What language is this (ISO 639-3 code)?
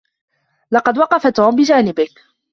ara